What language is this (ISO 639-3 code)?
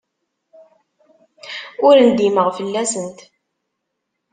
kab